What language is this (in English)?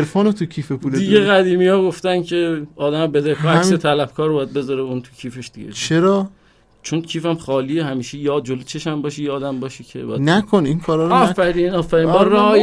Persian